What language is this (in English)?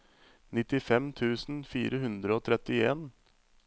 Norwegian